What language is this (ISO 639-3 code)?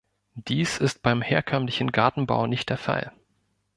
deu